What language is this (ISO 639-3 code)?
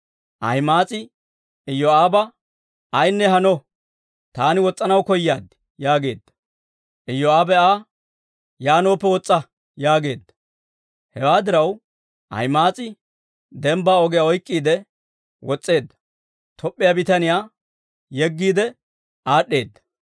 dwr